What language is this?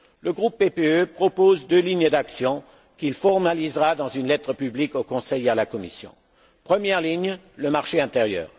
French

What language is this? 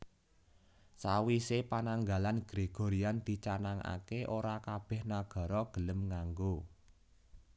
Javanese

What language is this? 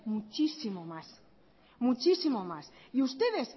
Spanish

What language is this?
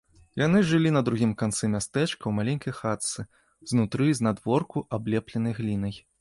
Belarusian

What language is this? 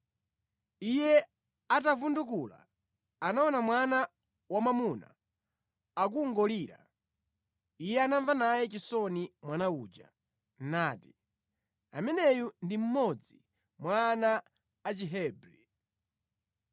Nyanja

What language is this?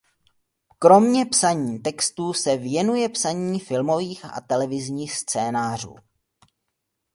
Czech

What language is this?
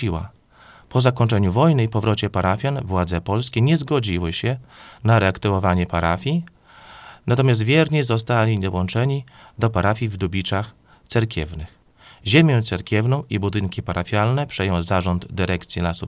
Polish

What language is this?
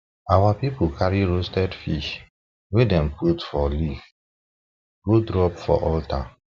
Nigerian Pidgin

